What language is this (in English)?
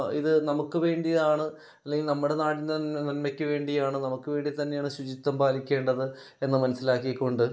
Malayalam